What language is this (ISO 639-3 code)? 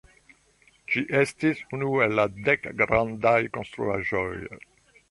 epo